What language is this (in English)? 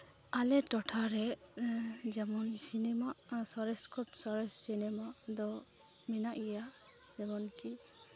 Santali